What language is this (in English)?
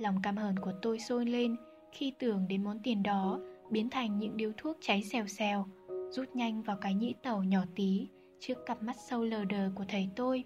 Vietnamese